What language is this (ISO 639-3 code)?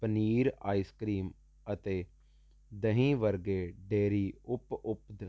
pan